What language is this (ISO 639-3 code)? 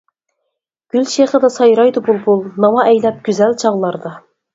uig